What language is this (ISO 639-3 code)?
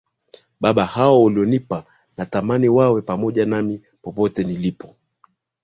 swa